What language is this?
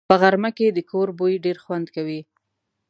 Pashto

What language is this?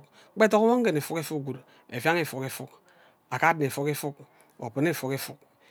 Ubaghara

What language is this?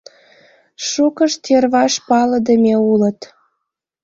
Mari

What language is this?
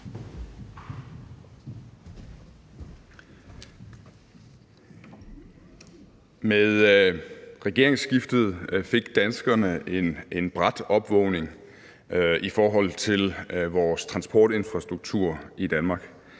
Danish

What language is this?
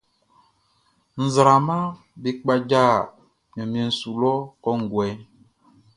Baoulé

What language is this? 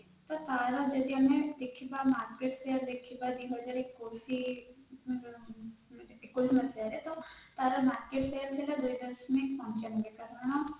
Odia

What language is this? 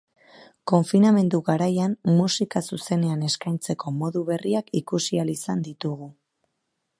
Basque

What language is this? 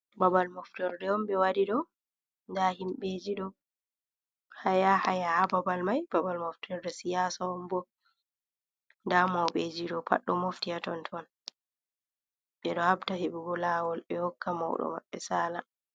Fula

